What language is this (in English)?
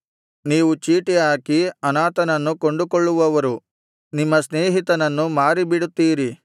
Kannada